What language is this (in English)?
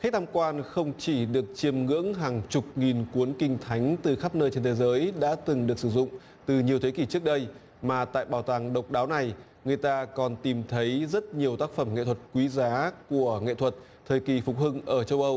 Vietnamese